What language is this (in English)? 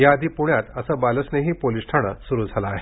Marathi